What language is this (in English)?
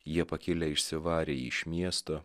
Lithuanian